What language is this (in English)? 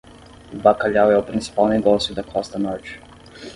Portuguese